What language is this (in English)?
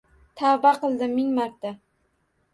Uzbek